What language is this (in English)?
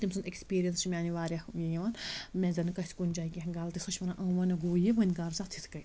Kashmiri